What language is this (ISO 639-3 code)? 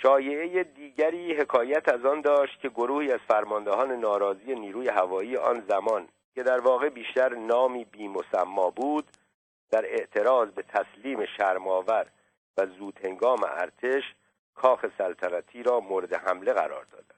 fas